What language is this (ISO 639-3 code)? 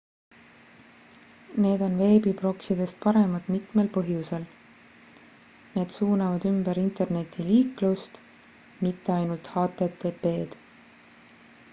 est